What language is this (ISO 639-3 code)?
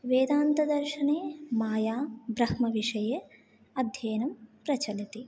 san